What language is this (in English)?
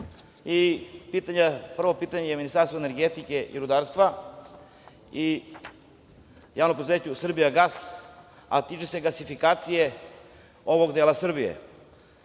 Serbian